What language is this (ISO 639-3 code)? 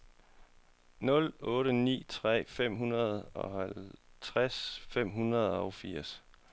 dan